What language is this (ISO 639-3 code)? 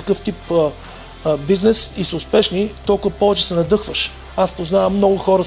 bul